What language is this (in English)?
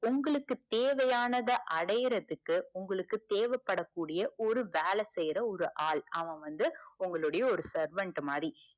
Tamil